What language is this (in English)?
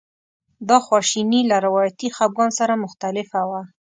Pashto